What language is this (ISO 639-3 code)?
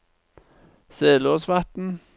nor